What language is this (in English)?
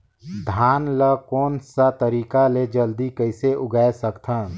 Chhattisgarhi